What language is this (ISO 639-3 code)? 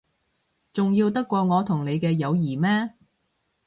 yue